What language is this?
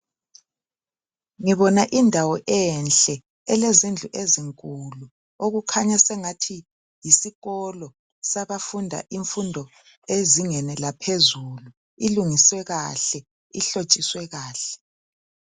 North Ndebele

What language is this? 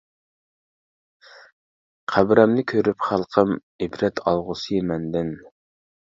Uyghur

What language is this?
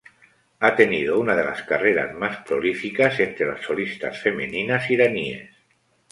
Spanish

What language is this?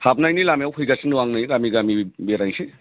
Bodo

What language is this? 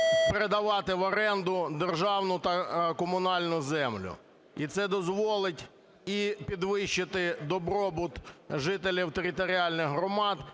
Ukrainian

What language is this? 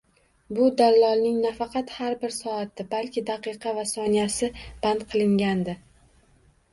Uzbek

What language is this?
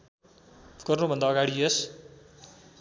Nepali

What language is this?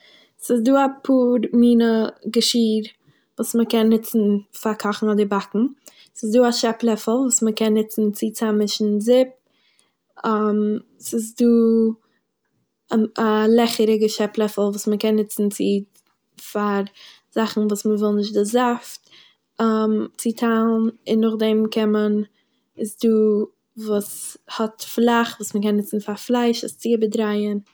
Yiddish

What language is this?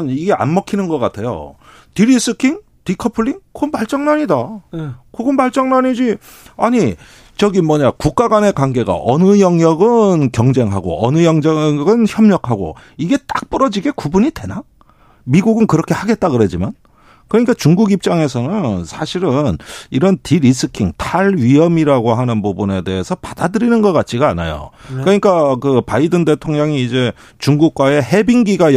Korean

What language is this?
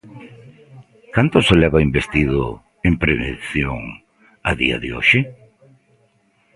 Galician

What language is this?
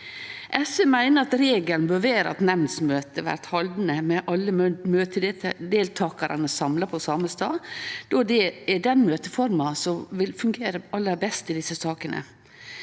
Norwegian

